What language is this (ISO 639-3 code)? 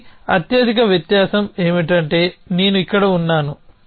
tel